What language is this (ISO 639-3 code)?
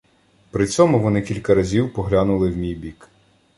ukr